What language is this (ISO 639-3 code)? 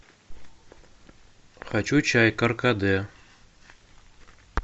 rus